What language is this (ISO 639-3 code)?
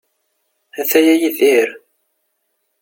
kab